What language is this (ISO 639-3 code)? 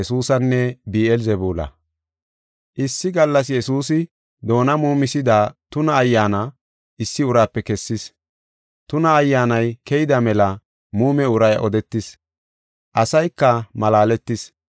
gof